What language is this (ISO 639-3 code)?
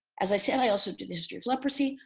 eng